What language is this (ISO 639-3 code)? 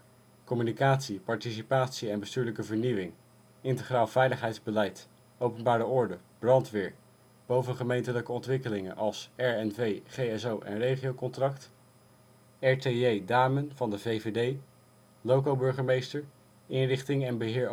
nld